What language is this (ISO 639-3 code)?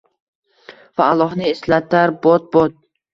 uzb